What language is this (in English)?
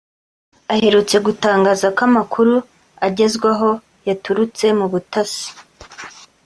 Kinyarwanda